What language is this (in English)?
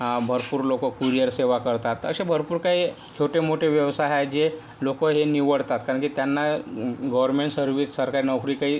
Marathi